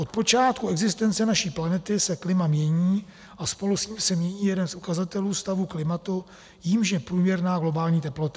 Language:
Czech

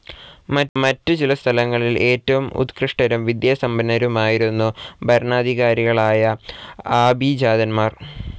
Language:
Malayalam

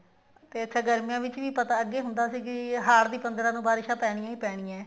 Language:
Punjabi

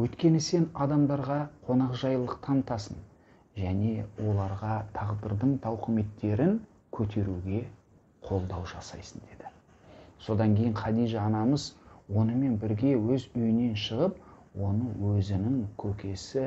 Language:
Turkish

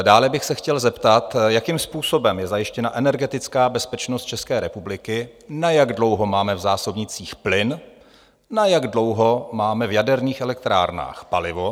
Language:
Czech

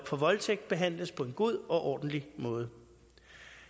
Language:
Danish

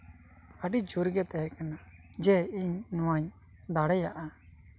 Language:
Santali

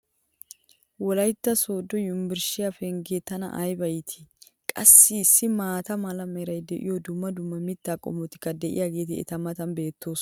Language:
Wolaytta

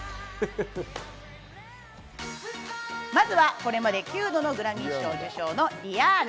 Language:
Japanese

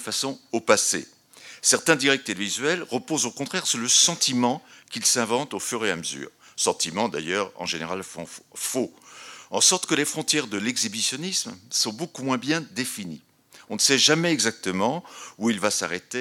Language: French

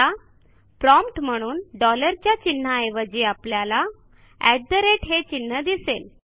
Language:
Marathi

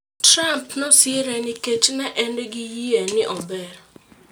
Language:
Luo (Kenya and Tanzania)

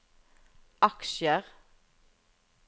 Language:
Norwegian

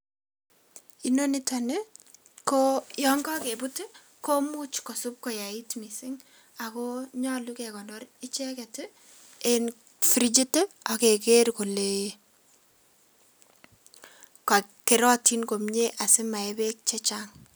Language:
Kalenjin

